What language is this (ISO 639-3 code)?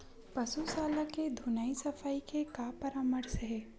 hne